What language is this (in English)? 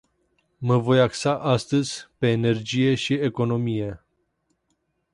Romanian